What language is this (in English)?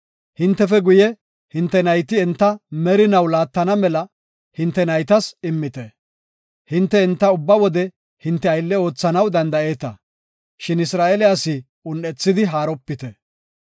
Gofa